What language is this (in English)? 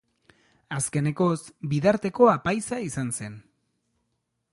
Basque